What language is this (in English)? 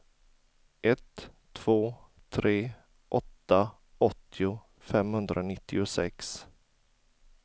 Swedish